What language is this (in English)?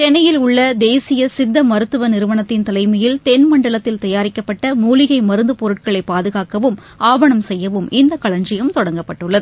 Tamil